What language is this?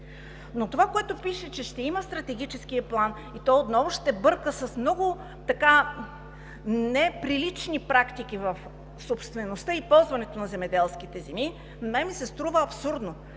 Bulgarian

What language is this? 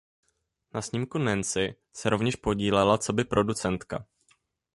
Czech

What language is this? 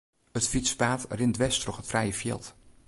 Western Frisian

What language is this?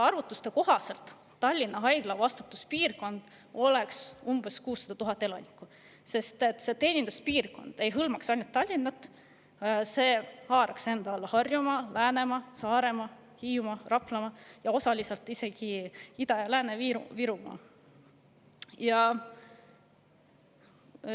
Estonian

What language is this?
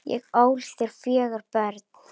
Icelandic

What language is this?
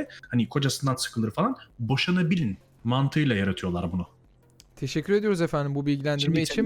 Turkish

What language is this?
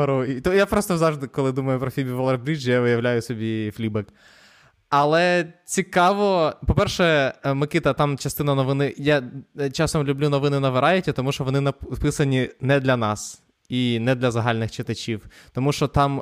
Ukrainian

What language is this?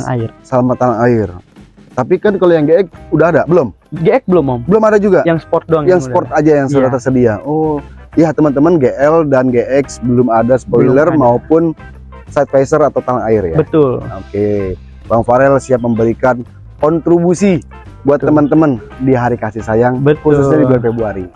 Indonesian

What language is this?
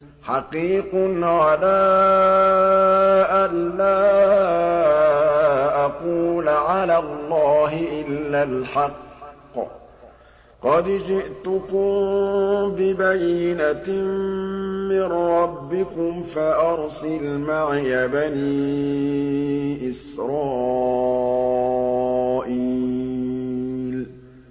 Arabic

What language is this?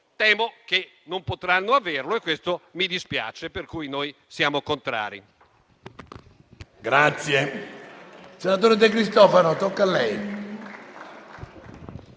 Italian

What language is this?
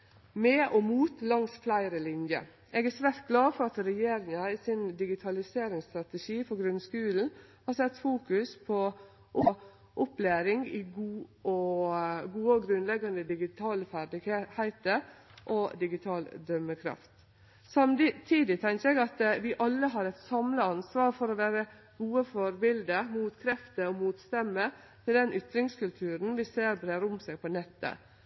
Norwegian Nynorsk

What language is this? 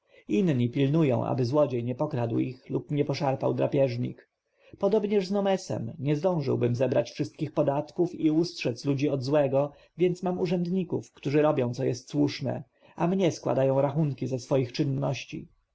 Polish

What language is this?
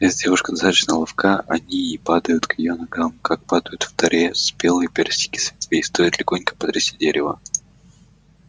Russian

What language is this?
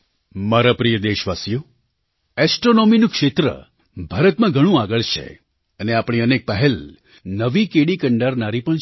Gujarati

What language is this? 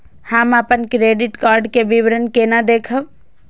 Maithili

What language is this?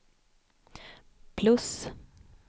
Swedish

